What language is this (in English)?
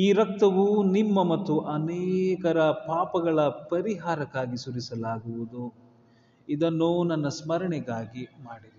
Kannada